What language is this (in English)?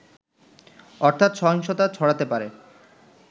Bangla